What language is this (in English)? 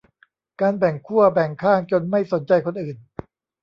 Thai